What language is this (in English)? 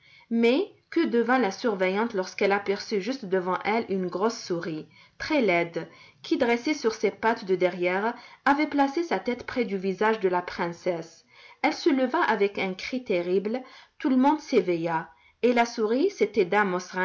French